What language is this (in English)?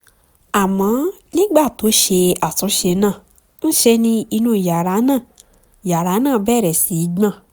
Yoruba